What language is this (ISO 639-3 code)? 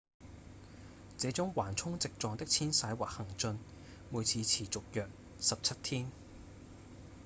yue